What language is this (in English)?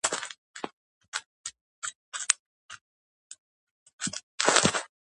Georgian